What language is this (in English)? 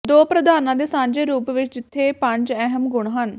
Punjabi